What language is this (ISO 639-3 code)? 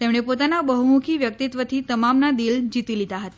guj